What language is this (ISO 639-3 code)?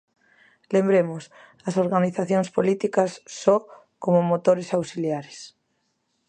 glg